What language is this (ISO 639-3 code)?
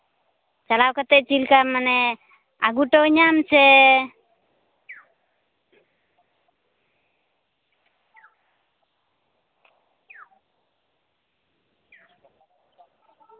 sat